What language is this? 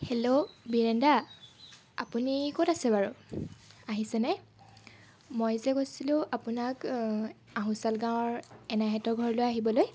Assamese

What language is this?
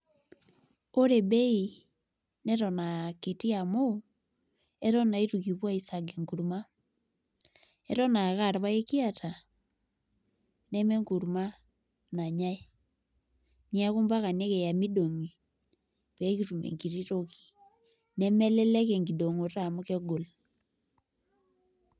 Masai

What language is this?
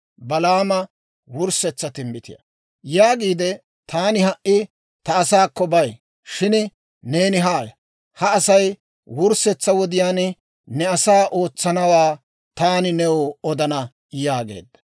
Dawro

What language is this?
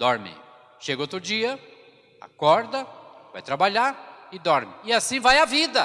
Portuguese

